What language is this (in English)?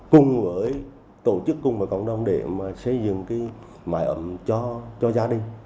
Vietnamese